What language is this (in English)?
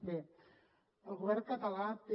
Catalan